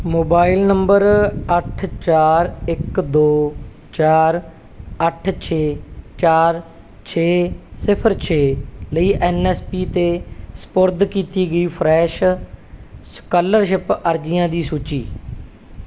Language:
Punjabi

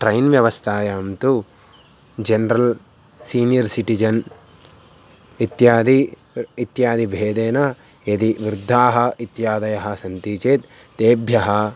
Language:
Sanskrit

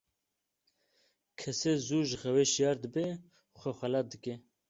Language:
Kurdish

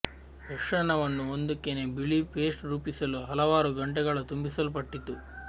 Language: Kannada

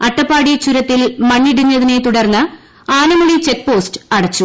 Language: Malayalam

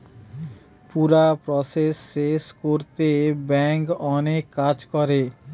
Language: Bangla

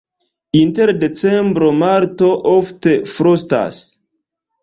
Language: Esperanto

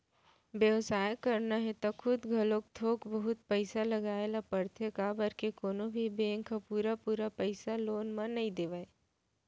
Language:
Chhattisgarhi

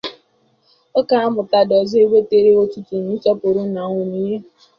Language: Igbo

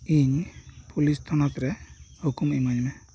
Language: Santali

